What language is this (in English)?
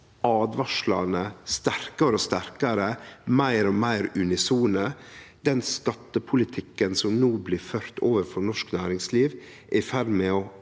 Norwegian